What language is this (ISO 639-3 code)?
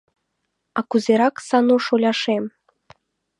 chm